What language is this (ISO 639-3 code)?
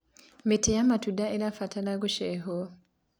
kik